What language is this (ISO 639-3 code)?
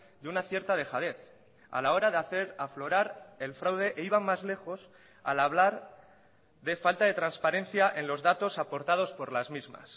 spa